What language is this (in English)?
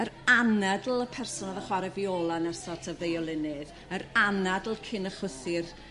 Welsh